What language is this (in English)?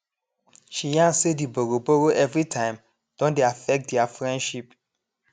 Nigerian Pidgin